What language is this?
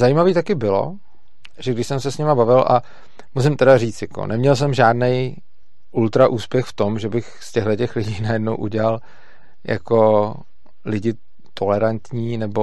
Czech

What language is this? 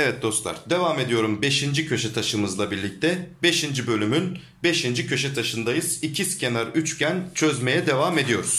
Turkish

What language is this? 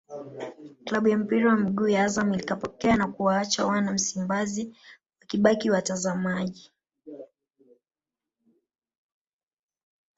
Swahili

